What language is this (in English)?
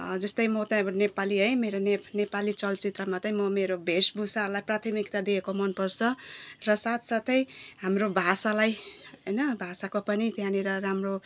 Nepali